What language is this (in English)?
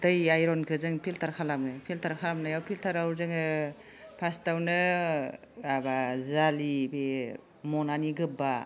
Bodo